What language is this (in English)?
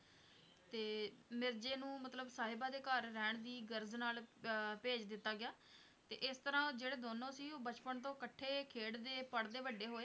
Punjabi